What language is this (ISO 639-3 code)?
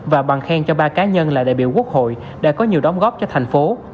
vie